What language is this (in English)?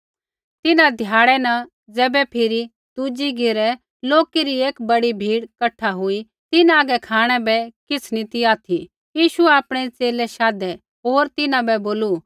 Kullu Pahari